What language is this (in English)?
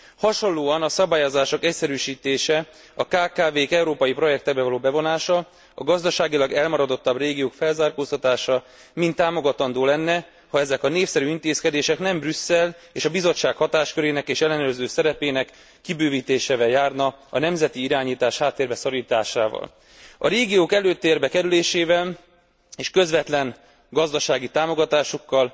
Hungarian